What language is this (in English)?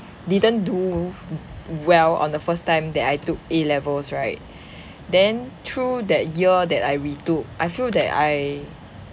English